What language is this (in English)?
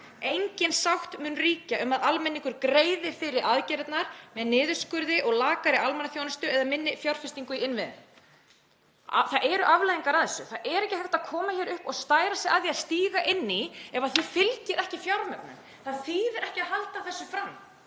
Icelandic